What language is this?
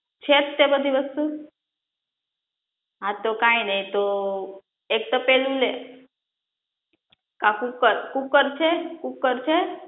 Gujarati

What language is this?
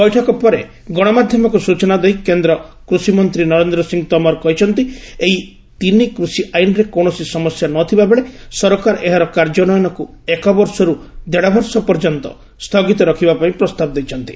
Odia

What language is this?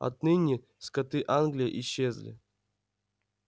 Russian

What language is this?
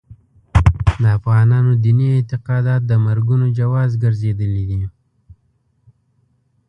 Pashto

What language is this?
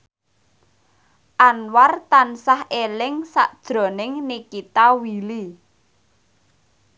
Javanese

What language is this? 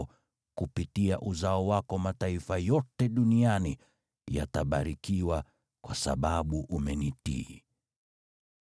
Swahili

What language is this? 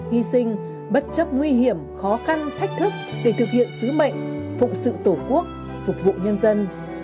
Vietnamese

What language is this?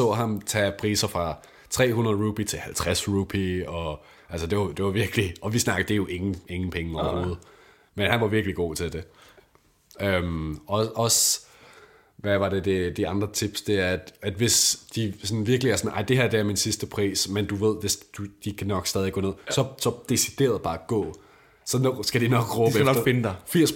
Danish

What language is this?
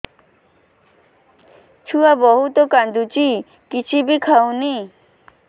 Odia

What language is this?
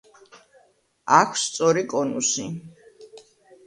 Georgian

